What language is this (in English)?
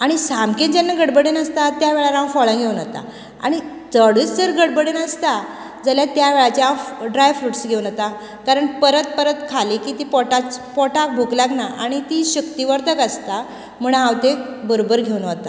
Konkani